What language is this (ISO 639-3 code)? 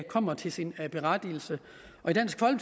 dan